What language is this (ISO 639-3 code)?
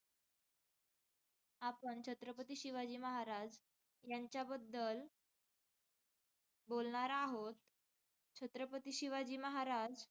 mar